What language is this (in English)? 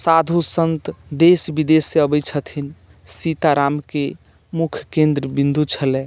Maithili